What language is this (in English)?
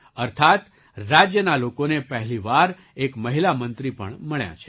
Gujarati